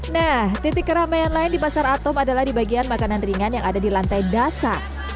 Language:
Indonesian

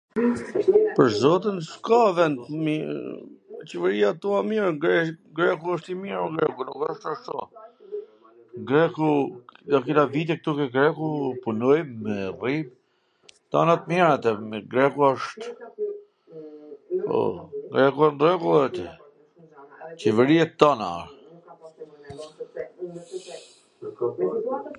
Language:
Gheg Albanian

